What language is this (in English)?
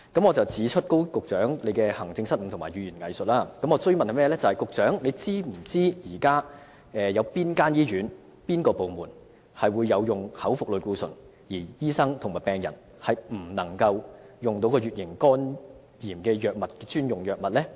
Cantonese